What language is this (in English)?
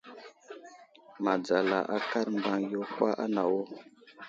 Wuzlam